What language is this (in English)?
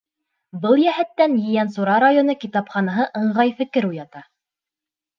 Bashkir